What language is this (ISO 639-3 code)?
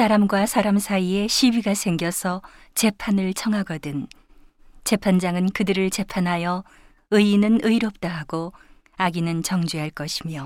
kor